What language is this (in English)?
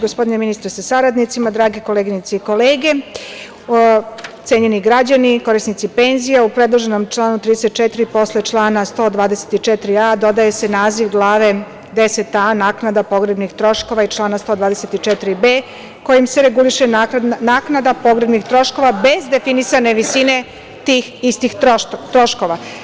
Serbian